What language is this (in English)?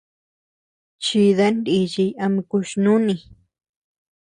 Tepeuxila Cuicatec